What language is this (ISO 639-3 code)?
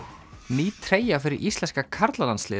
isl